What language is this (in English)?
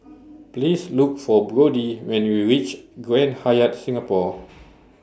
English